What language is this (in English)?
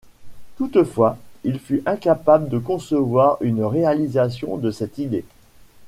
French